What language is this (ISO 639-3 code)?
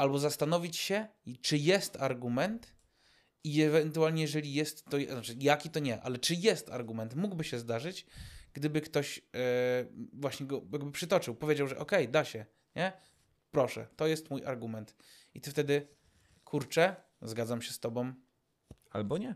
pol